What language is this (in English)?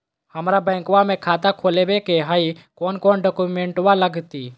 Magahi